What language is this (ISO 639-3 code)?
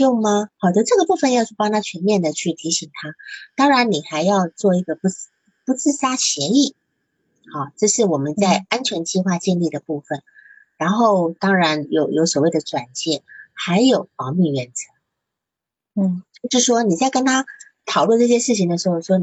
zho